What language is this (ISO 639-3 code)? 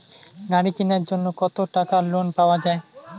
ben